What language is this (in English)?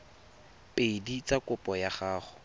Tswana